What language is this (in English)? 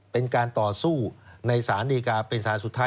Thai